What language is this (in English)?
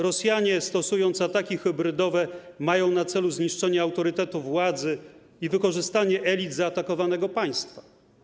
Polish